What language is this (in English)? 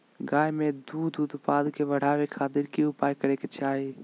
Magahi